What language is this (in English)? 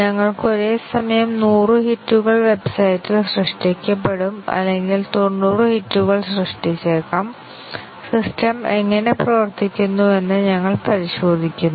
Malayalam